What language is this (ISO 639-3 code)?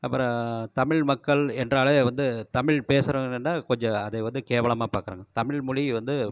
tam